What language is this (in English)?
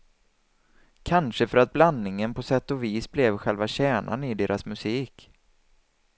Swedish